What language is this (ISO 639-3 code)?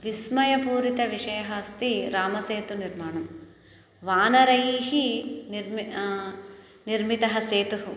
san